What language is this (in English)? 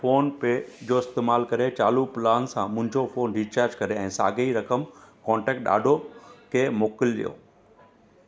Sindhi